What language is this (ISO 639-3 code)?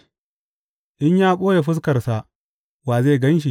hau